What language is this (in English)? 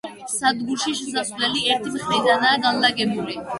Georgian